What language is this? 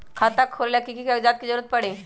Magahi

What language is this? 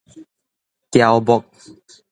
Min Nan Chinese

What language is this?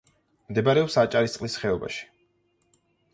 Georgian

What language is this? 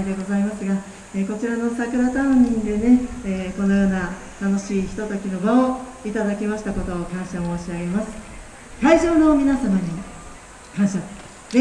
Japanese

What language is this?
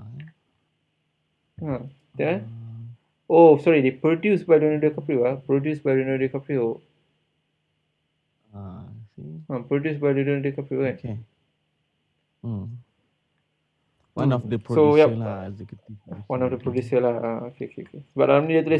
Malay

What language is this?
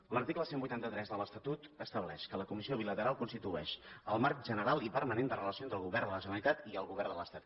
Catalan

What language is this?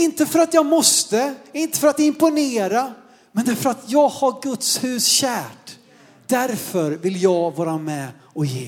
Swedish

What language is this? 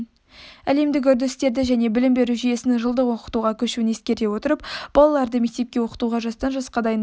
Kazakh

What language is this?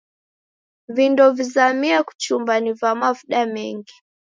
Taita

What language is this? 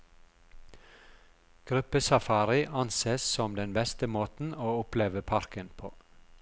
Norwegian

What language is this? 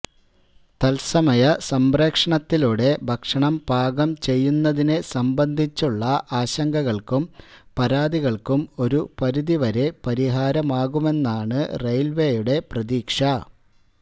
Malayalam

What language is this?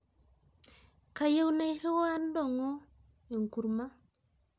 Masai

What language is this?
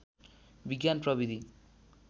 Nepali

